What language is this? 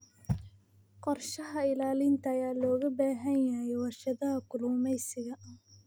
Somali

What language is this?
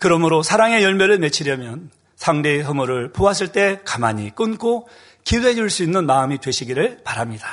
Korean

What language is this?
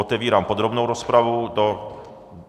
Czech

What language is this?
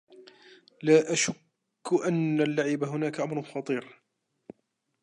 Arabic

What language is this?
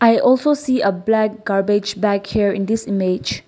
English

